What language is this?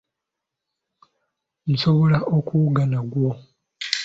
Ganda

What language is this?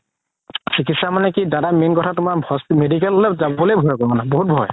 Assamese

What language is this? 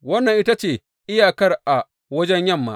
Hausa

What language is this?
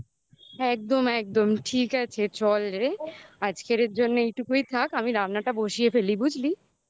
Bangla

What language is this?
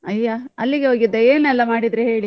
Kannada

